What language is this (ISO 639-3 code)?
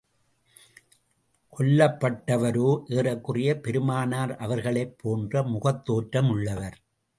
tam